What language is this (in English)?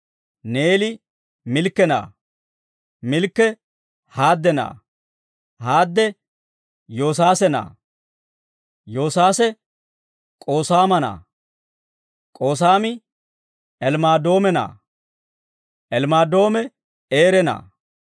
Dawro